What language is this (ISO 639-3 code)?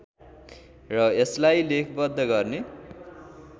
nep